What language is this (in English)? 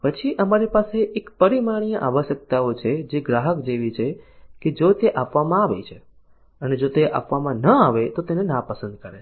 Gujarati